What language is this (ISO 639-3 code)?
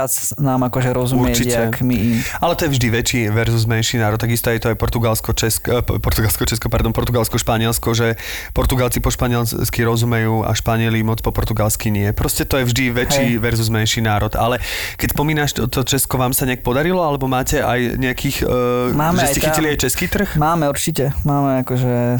slk